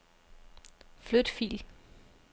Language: Danish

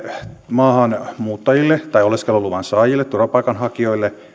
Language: Finnish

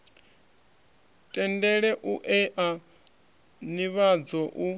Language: Venda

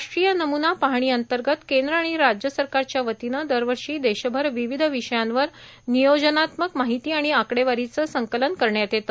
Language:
Marathi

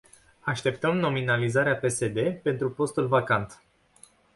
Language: Romanian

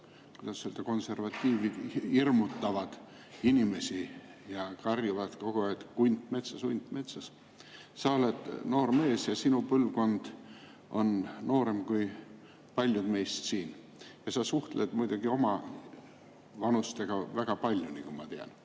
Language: Estonian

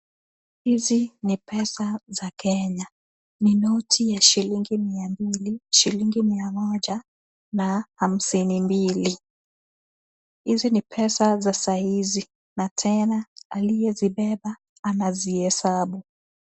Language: Swahili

